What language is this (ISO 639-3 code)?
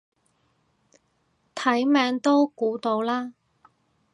yue